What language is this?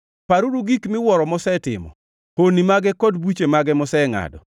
Luo (Kenya and Tanzania)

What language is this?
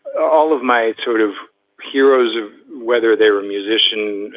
English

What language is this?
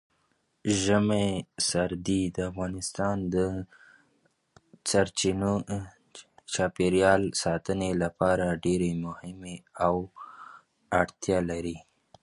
Pashto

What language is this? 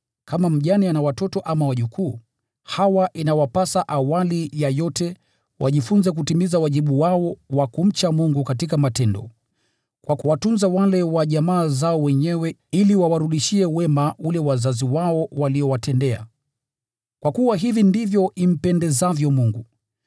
Swahili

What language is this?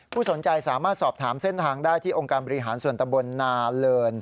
Thai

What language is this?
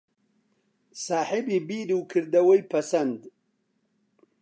Central Kurdish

